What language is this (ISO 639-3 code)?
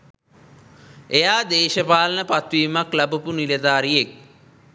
sin